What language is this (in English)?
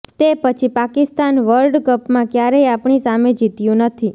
Gujarati